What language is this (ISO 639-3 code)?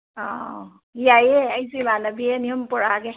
mni